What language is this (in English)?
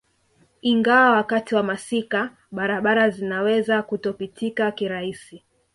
Swahili